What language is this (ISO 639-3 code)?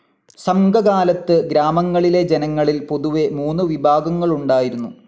mal